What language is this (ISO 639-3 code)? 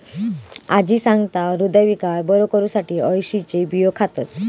mar